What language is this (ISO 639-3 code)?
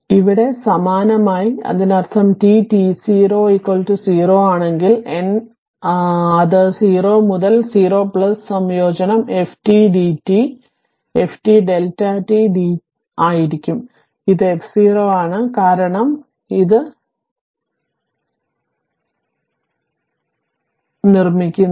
mal